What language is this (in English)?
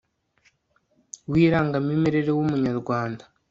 Kinyarwanda